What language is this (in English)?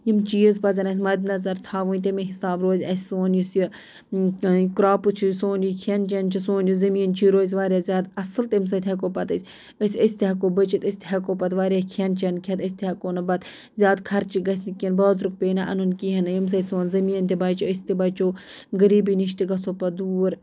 Kashmiri